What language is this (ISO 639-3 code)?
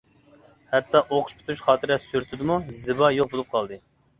uig